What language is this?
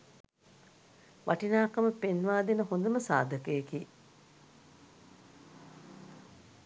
Sinhala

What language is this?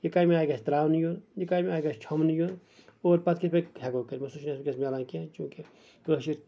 Kashmiri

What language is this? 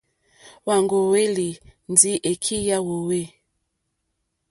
Mokpwe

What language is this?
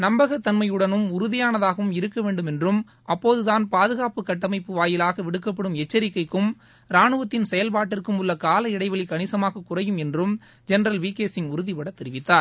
Tamil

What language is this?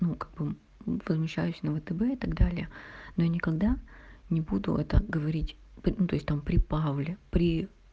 Russian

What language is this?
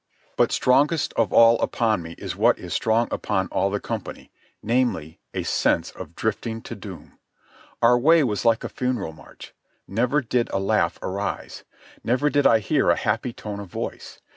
English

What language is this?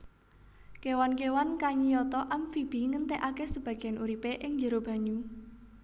Javanese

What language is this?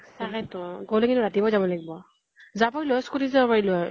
Assamese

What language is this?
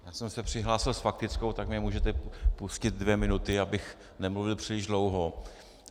Czech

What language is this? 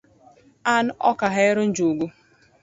Luo (Kenya and Tanzania)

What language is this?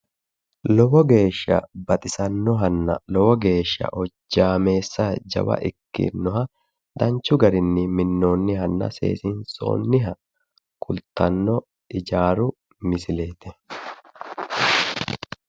Sidamo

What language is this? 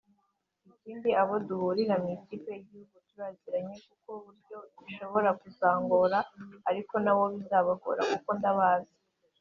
Kinyarwanda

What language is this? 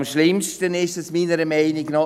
Swiss German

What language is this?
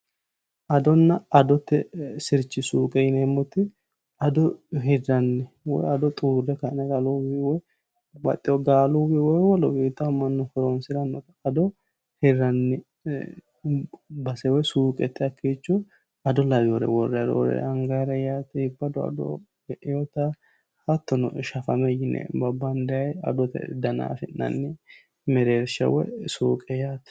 Sidamo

